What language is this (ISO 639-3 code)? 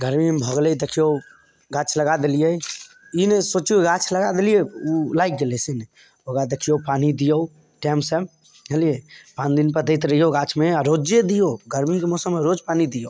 mai